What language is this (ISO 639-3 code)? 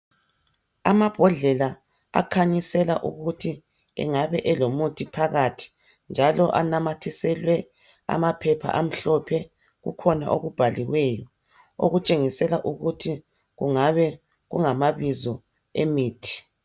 nde